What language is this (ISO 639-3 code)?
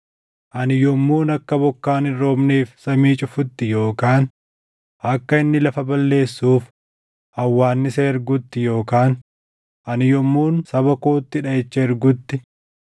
orm